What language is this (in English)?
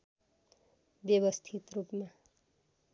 Nepali